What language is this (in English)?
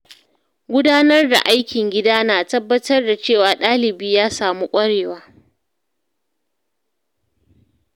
Hausa